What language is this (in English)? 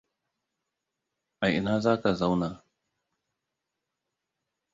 Hausa